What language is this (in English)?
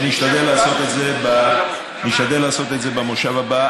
Hebrew